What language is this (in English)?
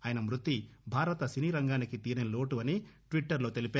Telugu